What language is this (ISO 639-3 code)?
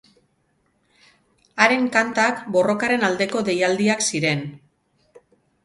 eus